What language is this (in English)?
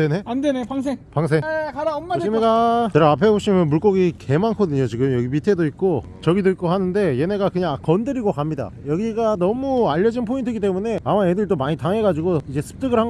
Korean